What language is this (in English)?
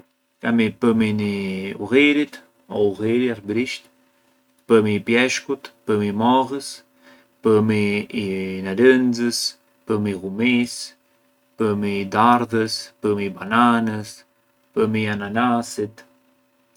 Arbëreshë Albanian